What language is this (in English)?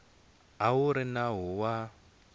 Tsonga